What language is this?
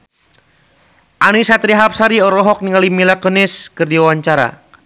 Sundanese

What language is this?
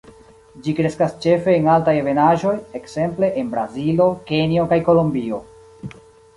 Esperanto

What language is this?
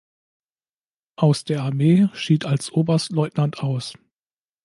German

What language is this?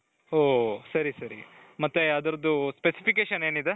Kannada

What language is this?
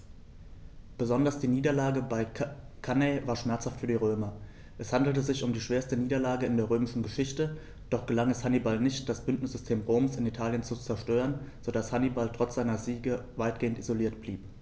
German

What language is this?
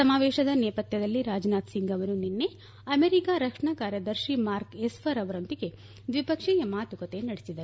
Kannada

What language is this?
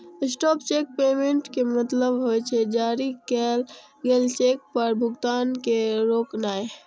Maithili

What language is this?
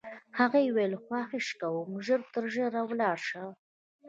Pashto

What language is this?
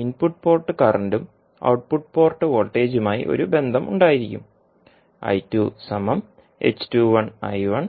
Malayalam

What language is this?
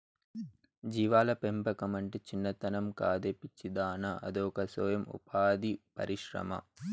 Telugu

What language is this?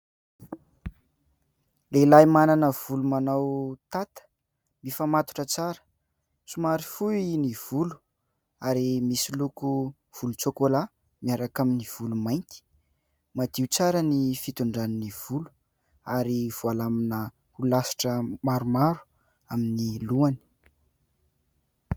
Malagasy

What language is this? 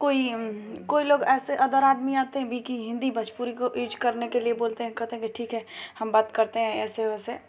Hindi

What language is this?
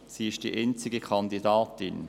Swiss German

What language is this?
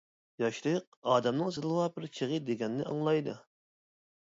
Uyghur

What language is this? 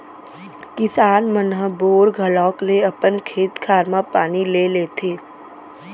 Chhattisgarhi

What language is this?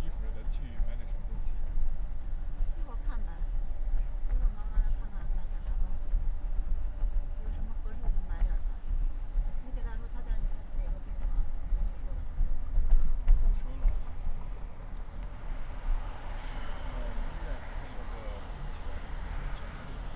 Chinese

